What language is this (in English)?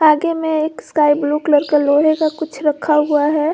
Hindi